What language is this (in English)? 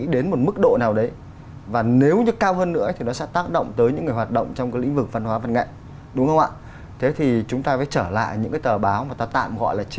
Vietnamese